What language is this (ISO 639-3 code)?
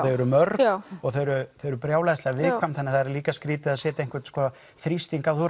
isl